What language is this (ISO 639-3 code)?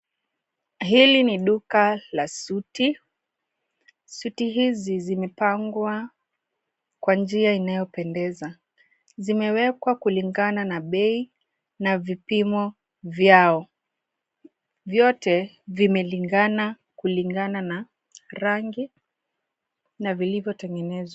swa